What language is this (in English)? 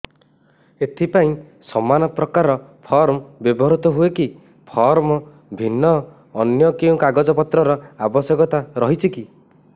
Odia